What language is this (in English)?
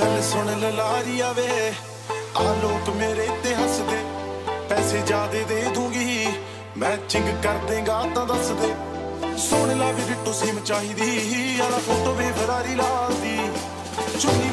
Punjabi